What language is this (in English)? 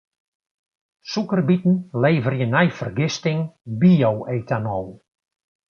Western Frisian